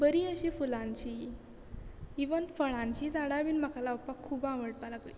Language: Konkani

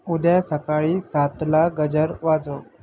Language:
Marathi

